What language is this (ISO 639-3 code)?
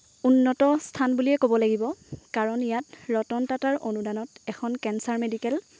asm